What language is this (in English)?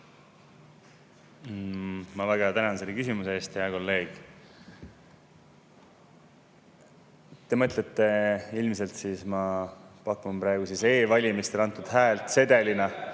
Estonian